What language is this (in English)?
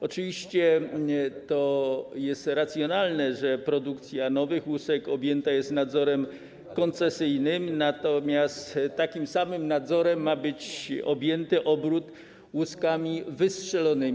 Polish